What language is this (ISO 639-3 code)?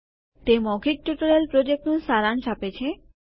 guj